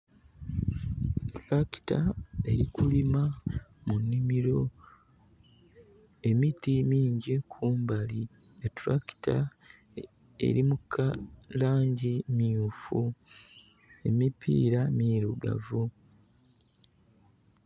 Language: Soga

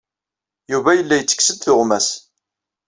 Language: Kabyle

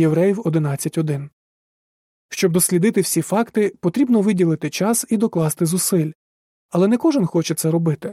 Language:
Ukrainian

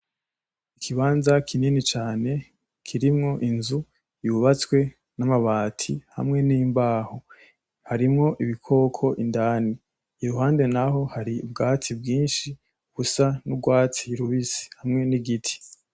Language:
Rundi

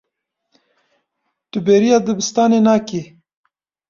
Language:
Kurdish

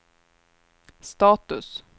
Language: Swedish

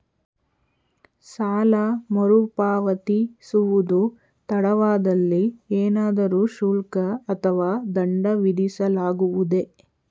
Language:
Kannada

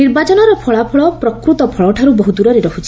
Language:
Odia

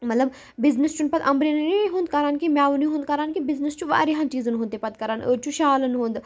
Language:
Kashmiri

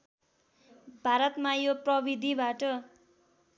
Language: Nepali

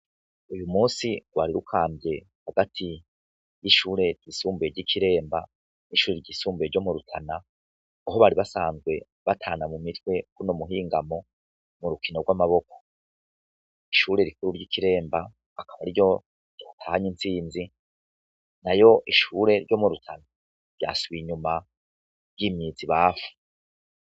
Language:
Rundi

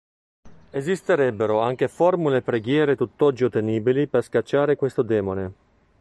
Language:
Italian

